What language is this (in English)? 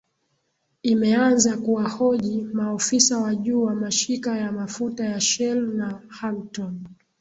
Swahili